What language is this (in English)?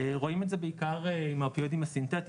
Hebrew